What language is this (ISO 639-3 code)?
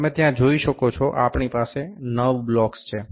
guj